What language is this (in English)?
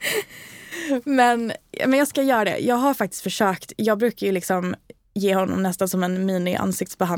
Swedish